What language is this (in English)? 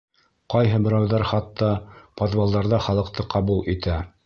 Bashkir